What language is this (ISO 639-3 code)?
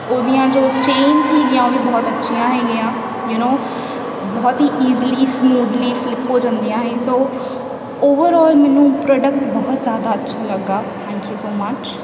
pan